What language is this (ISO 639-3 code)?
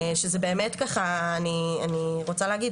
heb